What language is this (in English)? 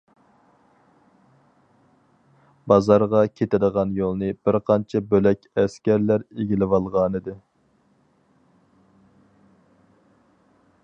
Uyghur